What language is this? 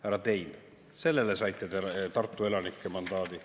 Estonian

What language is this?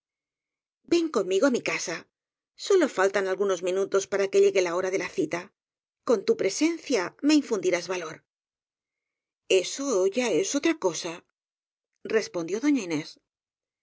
Spanish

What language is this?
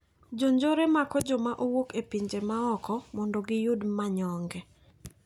Luo (Kenya and Tanzania)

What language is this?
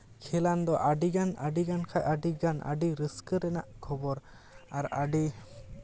Santali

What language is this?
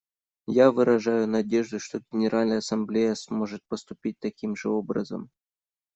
Russian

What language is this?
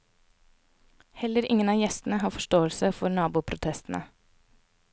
Norwegian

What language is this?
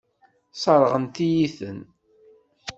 Kabyle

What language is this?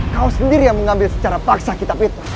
Indonesian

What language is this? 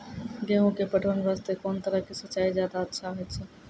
Maithili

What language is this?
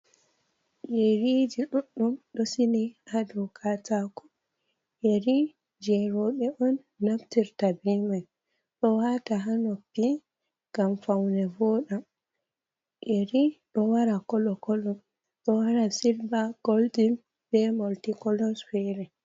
Fula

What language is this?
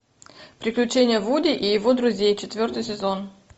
Russian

